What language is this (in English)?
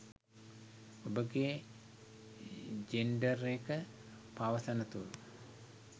Sinhala